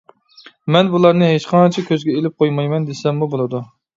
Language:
Uyghur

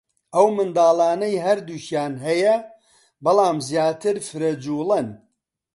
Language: Central Kurdish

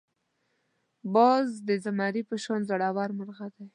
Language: Pashto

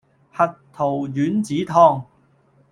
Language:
Cantonese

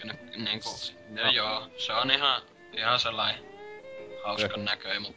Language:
Finnish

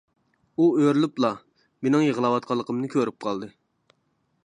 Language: Uyghur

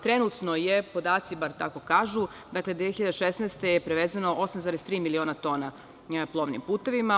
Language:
Serbian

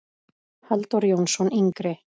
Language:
Icelandic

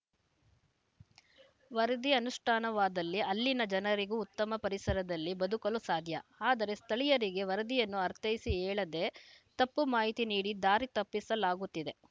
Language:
Kannada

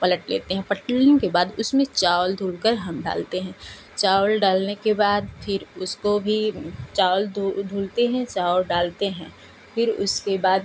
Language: Hindi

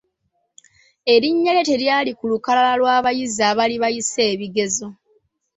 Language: Ganda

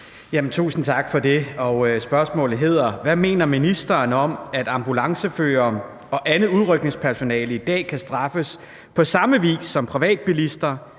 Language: Danish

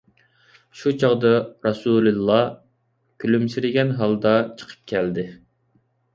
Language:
Uyghur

